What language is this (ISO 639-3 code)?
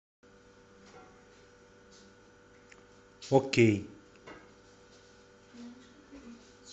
rus